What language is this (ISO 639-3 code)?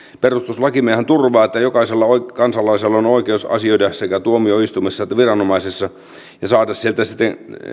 fin